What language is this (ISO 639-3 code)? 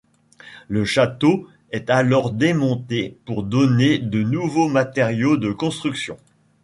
fra